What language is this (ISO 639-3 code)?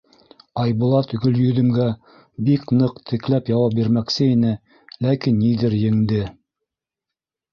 bak